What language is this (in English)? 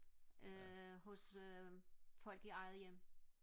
Danish